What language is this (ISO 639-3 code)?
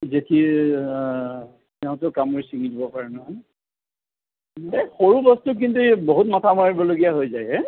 asm